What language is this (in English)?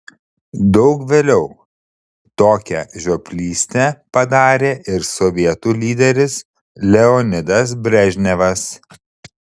Lithuanian